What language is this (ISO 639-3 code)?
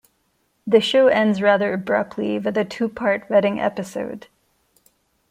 eng